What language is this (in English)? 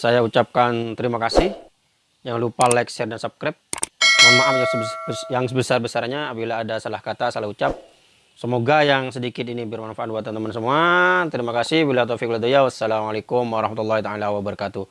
Indonesian